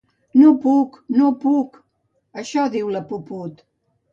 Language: Catalan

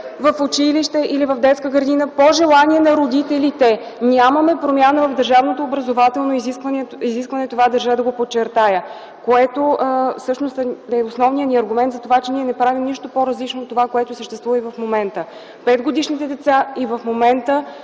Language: Bulgarian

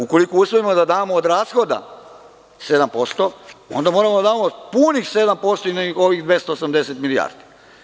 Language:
Serbian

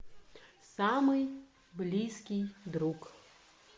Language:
Russian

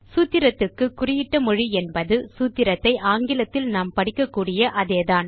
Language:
Tamil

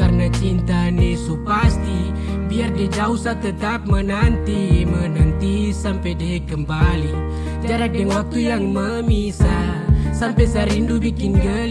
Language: Indonesian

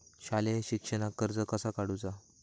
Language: Marathi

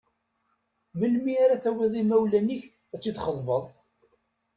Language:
Kabyle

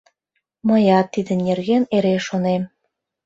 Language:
Mari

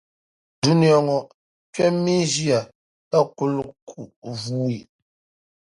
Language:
Dagbani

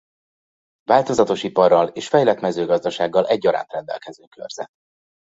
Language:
Hungarian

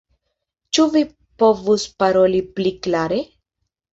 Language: Esperanto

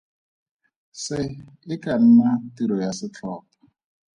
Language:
Tswana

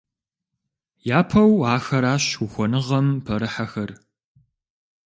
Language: Kabardian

